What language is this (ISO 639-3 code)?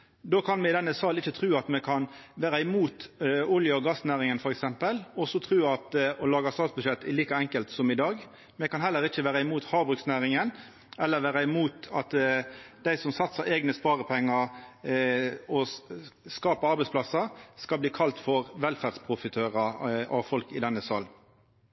nno